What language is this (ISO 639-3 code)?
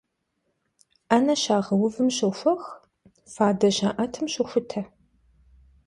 kbd